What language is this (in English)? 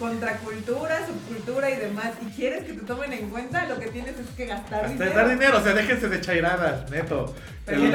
Spanish